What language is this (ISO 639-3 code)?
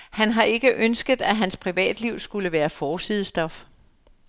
dan